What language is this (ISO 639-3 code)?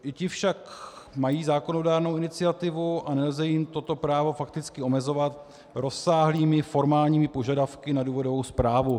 ces